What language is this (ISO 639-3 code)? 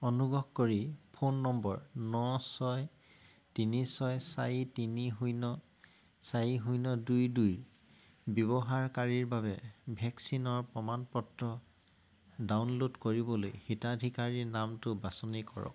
asm